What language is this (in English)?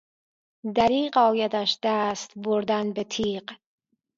Persian